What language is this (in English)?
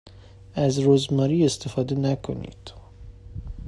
Persian